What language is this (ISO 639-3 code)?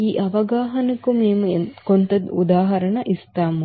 tel